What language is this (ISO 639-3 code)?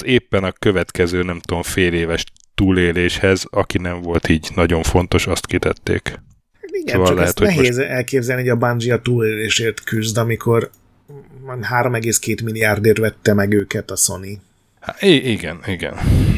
hun